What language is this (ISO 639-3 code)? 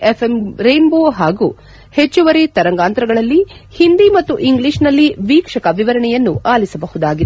kan